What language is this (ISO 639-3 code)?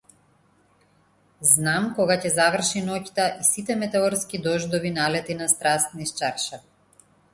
mkd